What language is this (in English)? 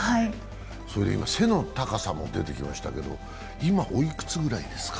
Japanese